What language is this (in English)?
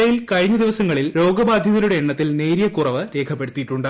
Malayalam